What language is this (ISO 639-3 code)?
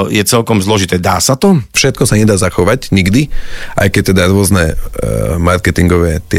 slk